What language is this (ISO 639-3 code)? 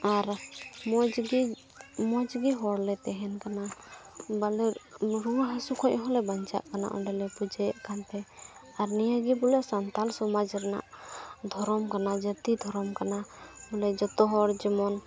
sat